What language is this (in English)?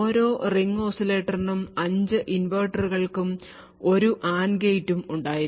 Malayalam